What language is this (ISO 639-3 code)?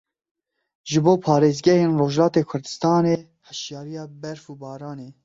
kur